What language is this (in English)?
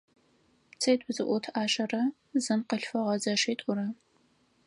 Adyghe